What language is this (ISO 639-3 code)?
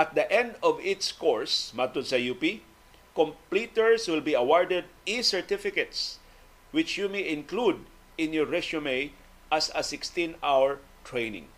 fil